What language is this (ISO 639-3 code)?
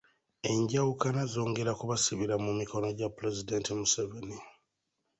lug